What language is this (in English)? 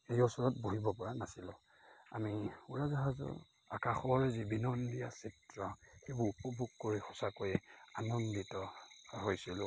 Assamese